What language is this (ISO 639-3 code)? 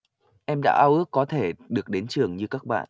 vie